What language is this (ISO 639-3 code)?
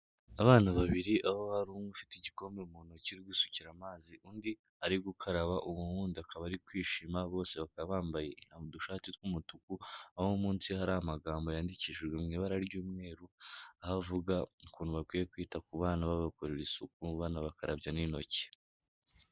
kin